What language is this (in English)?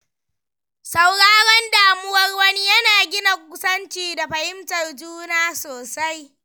Hausa